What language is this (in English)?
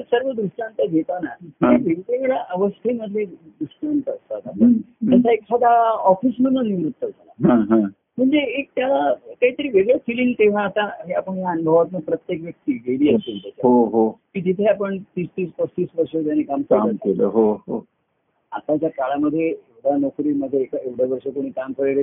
Marathi